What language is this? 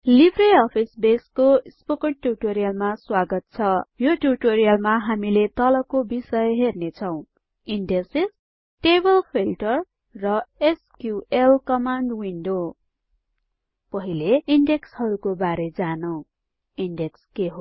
Nepali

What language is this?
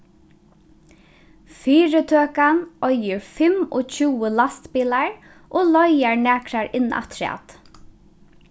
Faroese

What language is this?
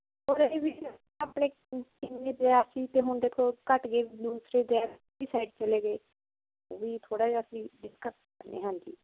Punjabi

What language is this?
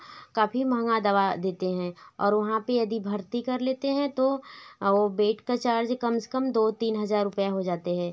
Hindi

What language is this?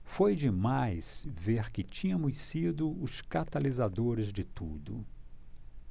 Portuguese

